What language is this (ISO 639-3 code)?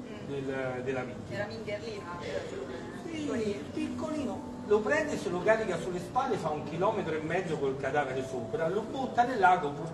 ita